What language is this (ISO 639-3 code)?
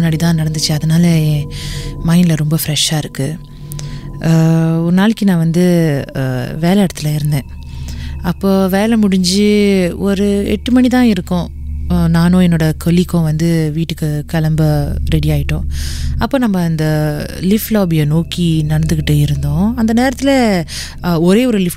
tam